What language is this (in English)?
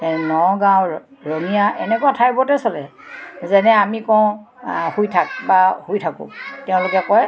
Assamese